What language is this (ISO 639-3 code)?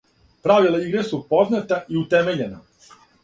srp